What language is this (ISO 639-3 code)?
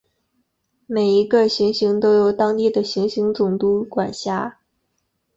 zho